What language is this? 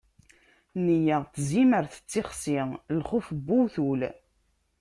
Kabyle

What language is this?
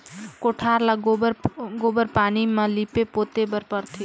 Chhattisgarhi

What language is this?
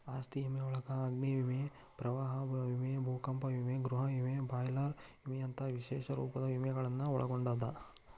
Kannada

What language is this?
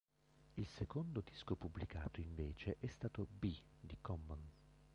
Italian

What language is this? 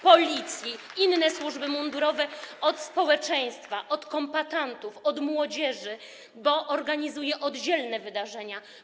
Polish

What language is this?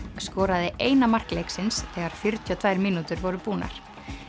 Icelandic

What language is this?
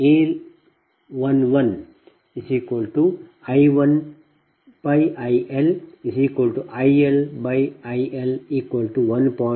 Kannada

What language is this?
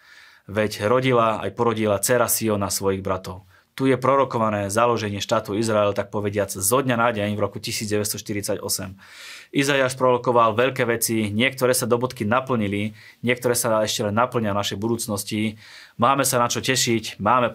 Slovak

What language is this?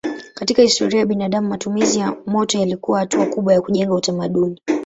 Swahili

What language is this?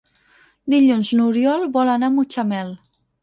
Catalan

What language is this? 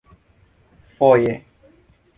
Esperanto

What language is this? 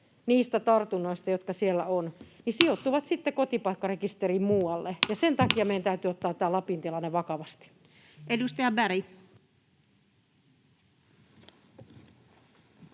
Finnish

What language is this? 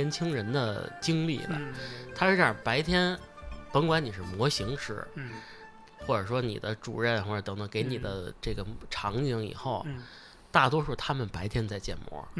Chinese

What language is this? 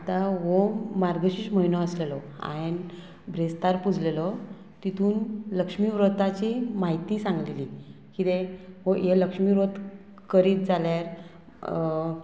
Konkani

